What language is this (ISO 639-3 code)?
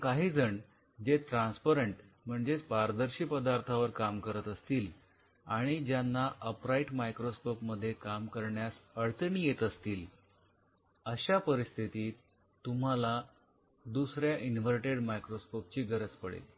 mar